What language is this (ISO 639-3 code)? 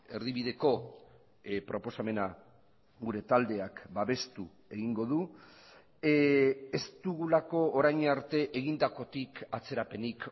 eus